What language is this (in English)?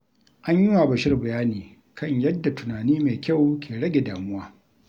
Hausa